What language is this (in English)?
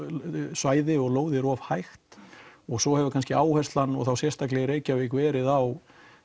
Icelandic